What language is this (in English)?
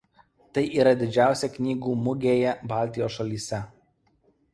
Lithuanian